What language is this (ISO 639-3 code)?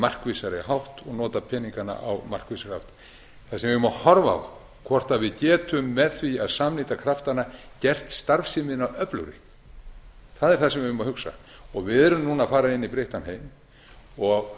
isl